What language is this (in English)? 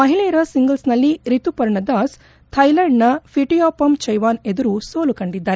Kannada